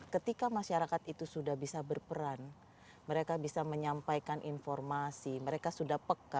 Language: Indonesian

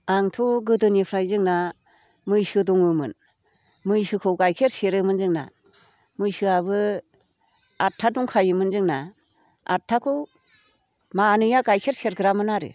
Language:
Bodo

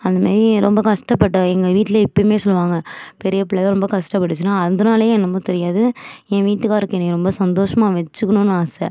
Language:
Tamil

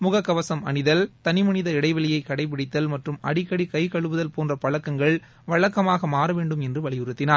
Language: Tamil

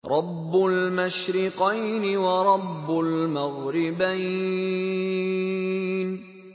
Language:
Arabic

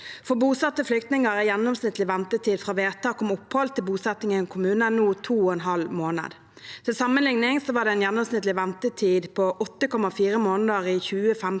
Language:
Norwegian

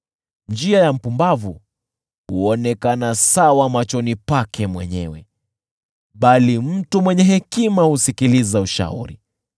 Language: Swahili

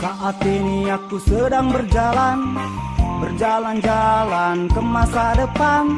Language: Indonesian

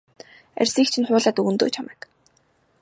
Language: Mongolian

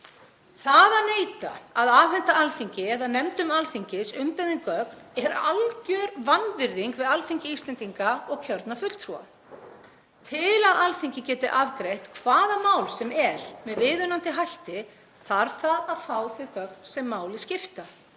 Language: Icelandic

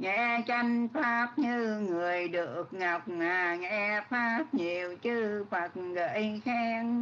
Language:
Vietnamese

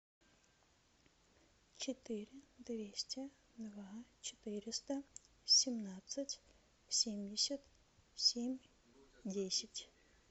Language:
Russian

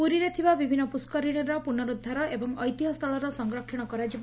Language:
Odia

